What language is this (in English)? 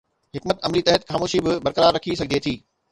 Sindhi